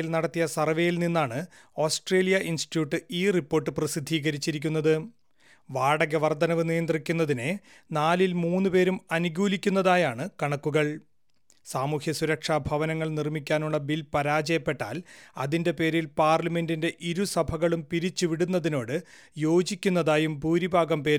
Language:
Malayalam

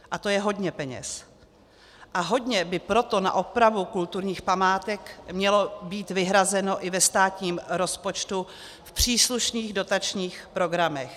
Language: Czech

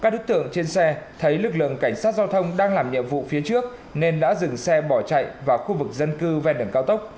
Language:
Vietnamese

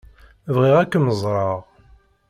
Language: Kabyle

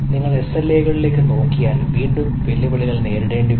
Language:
Malayalam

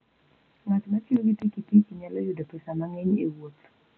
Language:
Luo (Kenya and Tanzania)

